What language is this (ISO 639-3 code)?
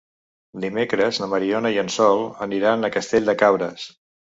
cat